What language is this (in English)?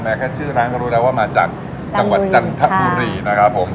Thai